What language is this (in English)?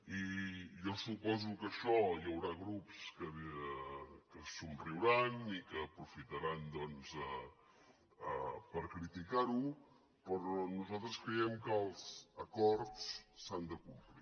Catalan